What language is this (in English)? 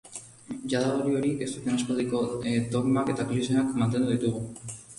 Basque